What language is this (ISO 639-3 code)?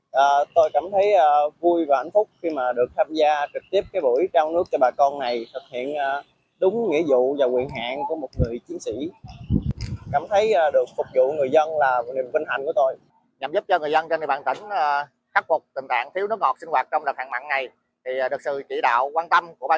vie